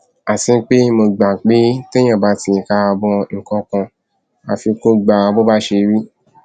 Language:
Yoruba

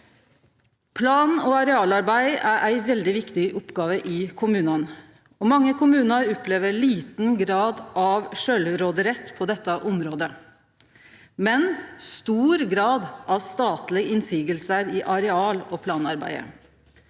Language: Norwegian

